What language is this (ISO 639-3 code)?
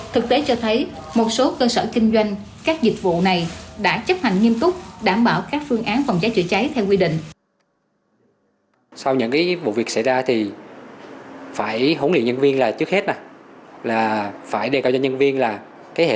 vie